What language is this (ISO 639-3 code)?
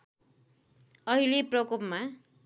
nep